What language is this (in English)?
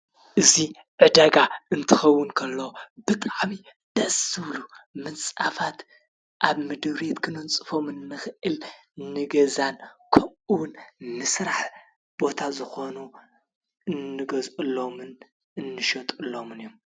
Tigrinya